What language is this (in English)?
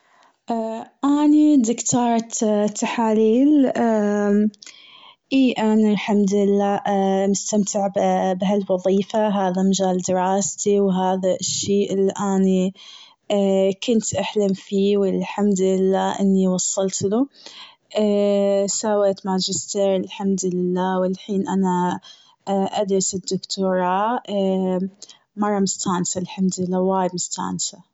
Gulf Arabic